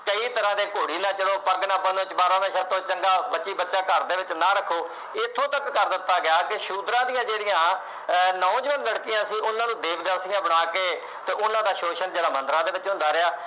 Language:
Punjabi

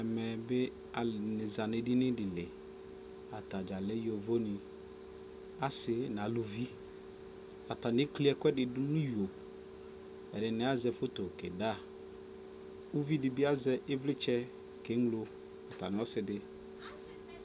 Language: Ikposo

